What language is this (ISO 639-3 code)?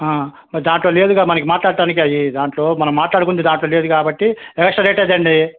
tel